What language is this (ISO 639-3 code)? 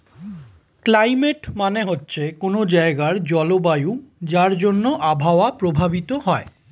ben